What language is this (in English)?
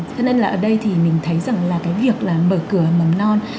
Vietnamese